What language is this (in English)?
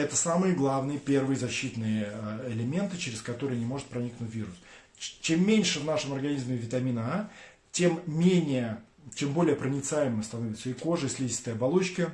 Russian